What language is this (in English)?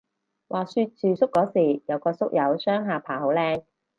Cantonese